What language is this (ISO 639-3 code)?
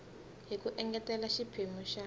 tso